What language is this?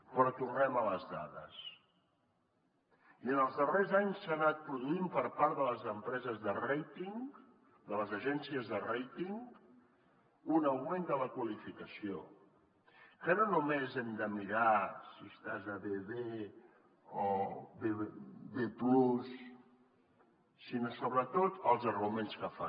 Catalan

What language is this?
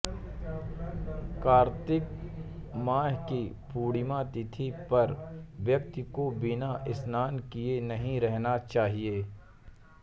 Hindi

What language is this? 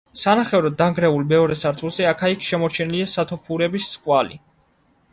Georgian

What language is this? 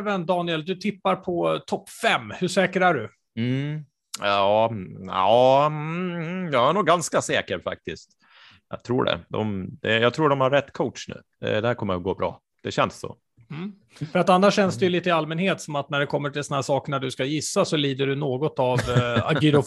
Swedish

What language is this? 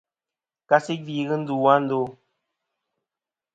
Kom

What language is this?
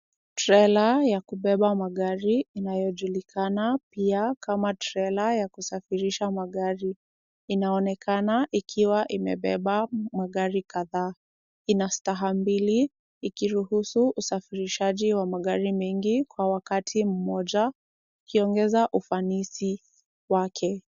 Swahili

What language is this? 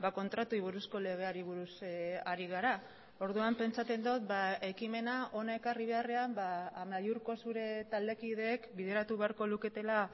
Basque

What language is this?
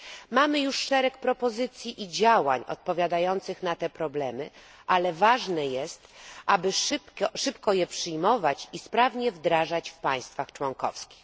Polish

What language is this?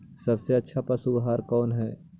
Magahi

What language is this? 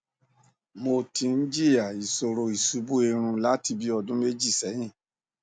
Yoruba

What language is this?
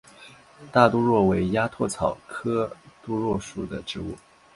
Chinese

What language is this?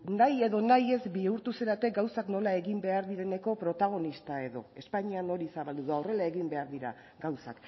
Basque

